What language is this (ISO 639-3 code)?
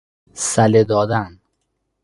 fas